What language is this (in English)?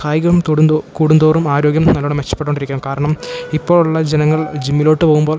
Malayalam